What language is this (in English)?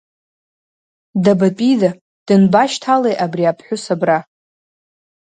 Abkhazian